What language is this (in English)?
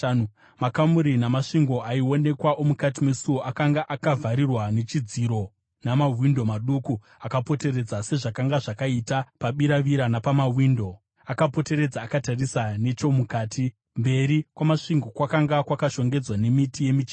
Shona